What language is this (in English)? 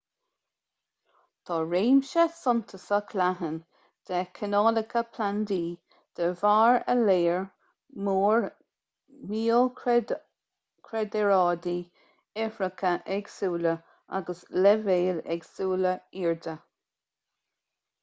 Irish